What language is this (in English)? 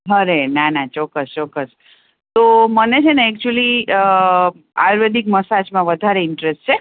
Gujarati